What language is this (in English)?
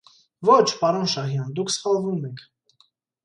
Armenian